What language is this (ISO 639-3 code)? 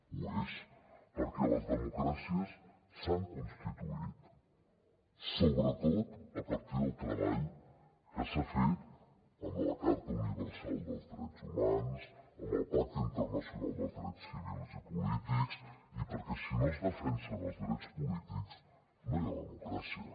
cat